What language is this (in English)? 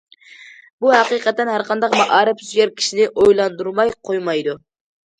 Uyghur